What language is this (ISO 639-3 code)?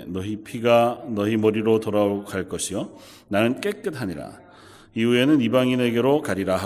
kor